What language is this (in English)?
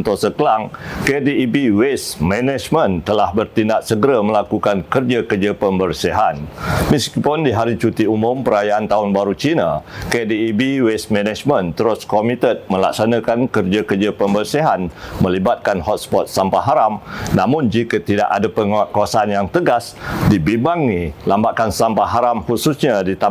Malay